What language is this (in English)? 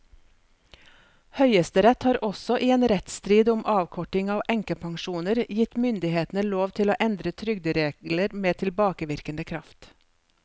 Norwegian